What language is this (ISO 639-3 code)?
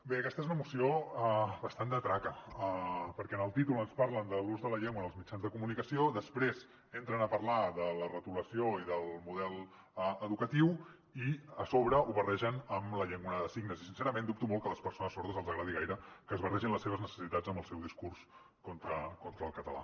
cat